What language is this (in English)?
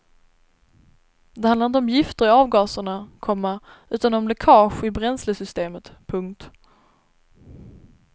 Swedish